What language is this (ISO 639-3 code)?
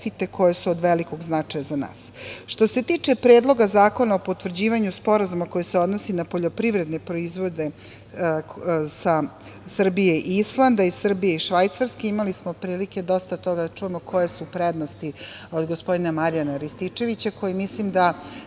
srp